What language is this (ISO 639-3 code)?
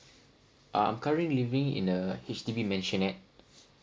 eng